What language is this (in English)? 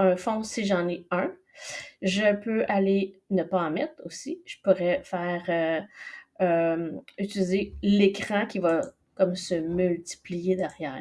French